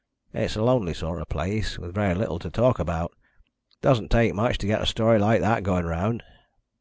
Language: English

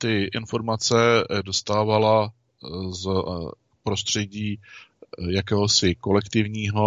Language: Czech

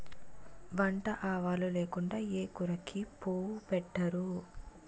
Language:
Telugu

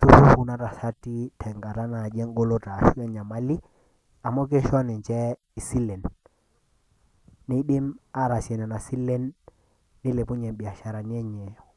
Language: Masai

